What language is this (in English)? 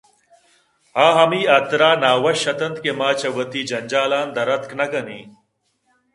Eastern Balochi